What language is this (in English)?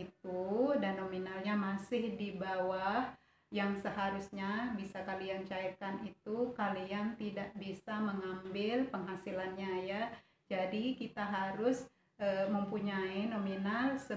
Indonesian